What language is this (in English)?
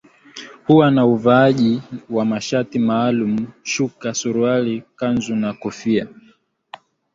Swahili